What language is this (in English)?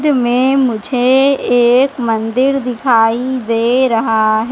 Hindi